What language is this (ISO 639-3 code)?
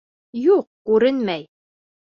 bak